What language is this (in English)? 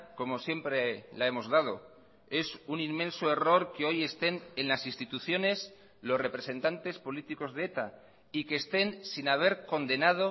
Spanish